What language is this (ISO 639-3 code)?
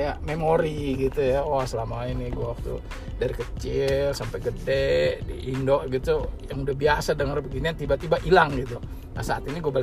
ind